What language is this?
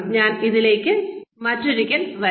Malayalam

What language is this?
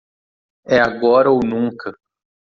Portuguese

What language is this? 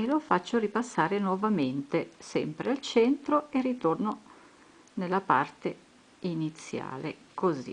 Italian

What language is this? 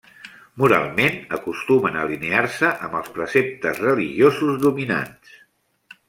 Catalan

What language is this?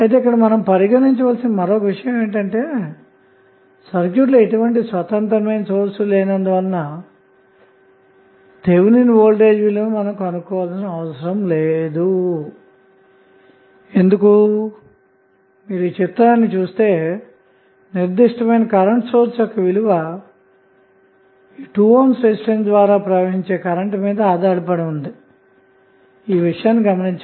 Telugu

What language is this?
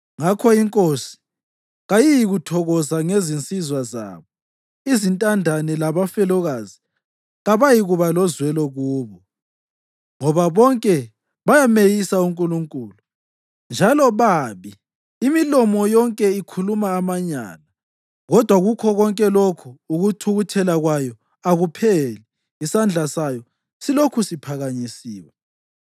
North Ndebele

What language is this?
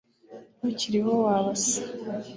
Kinyarwanda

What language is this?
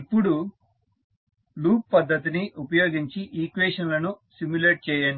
Telugu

